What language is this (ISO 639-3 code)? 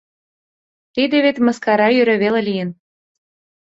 chm